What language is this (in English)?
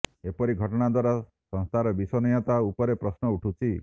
Odia